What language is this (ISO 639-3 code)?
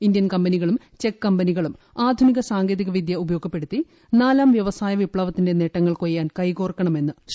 mal